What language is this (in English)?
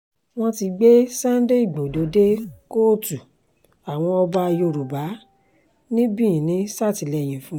Yoruba